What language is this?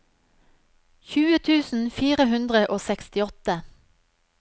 Norwegian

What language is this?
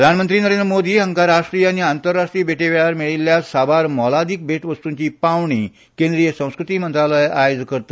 Konkani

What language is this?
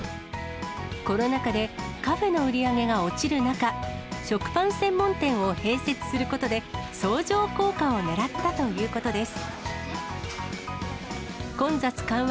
Japanese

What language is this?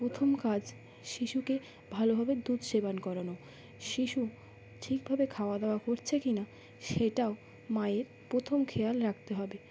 Bangla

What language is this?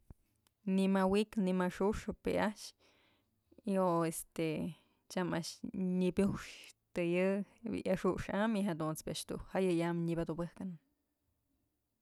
Mazatlán Mixe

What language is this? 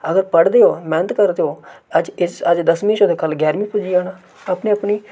Dogri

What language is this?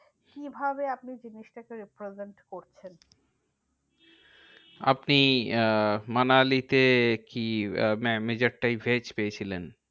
Bangla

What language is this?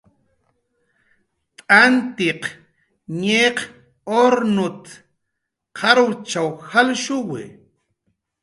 Jaqaru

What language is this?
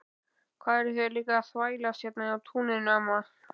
Icelandic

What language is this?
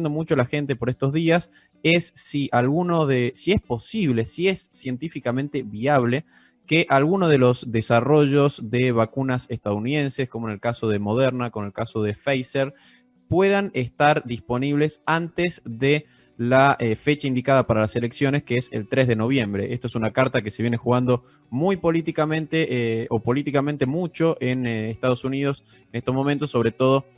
Spanish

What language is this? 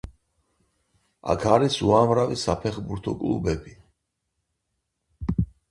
Georgian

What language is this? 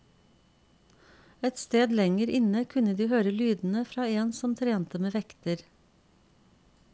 Norwegian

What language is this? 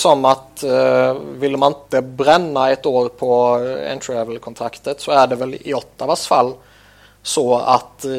Swedish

